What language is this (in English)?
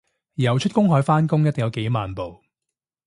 Cantonese